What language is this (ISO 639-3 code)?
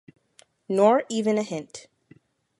eng